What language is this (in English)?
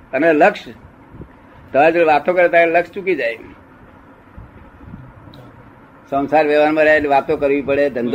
Gujarati